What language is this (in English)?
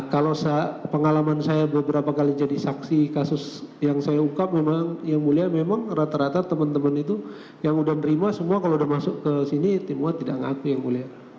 Indonesian